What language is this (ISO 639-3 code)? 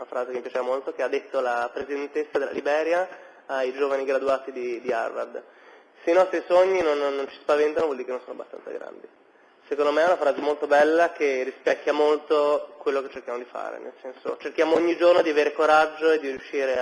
ita